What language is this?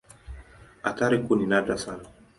Swahili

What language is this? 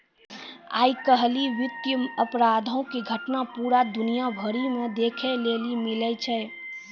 Maithili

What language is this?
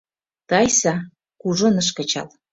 Mari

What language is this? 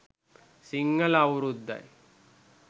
Sinhala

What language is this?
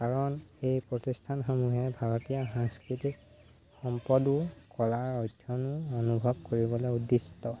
Assamese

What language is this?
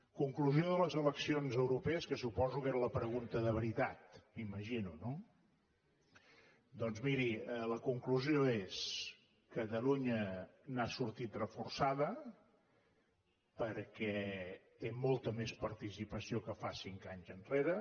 Catalan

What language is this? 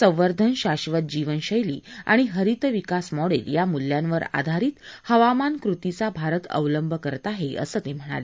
Marathi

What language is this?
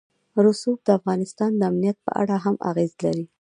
Pashto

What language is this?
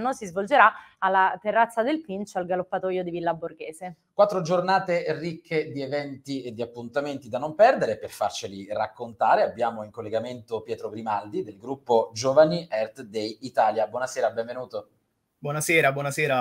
Italian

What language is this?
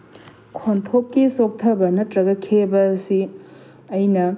Manipuri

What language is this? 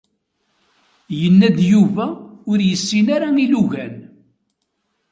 Kabyle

